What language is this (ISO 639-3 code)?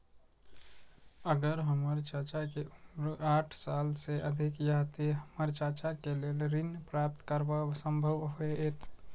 mai